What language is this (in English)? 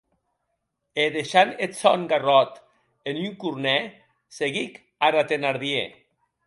Occitan